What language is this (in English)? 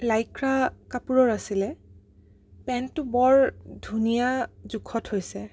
Assamese